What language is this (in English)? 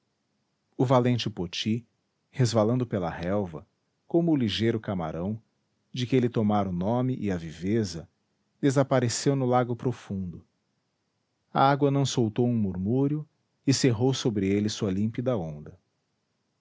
Portuguese